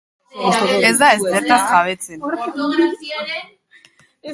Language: Basque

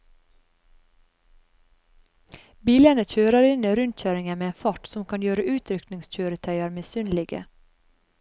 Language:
Norwegian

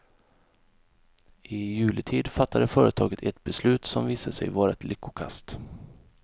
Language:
Swedish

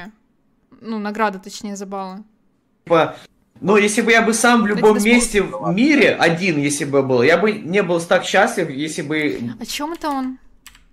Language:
Russian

